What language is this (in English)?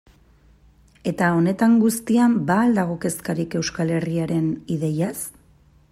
Basque